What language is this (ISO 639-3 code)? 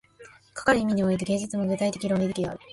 jpn